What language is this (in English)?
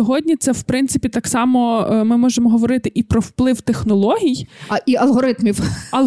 Ukrainian